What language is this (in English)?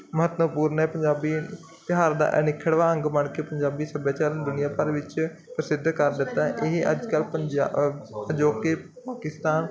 Punjabi